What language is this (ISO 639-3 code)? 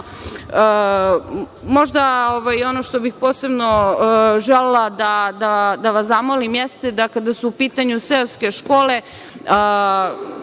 srp